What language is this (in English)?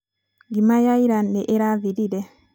Kikuyu